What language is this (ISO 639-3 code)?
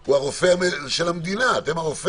heb